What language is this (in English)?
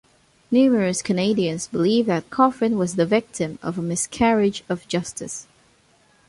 English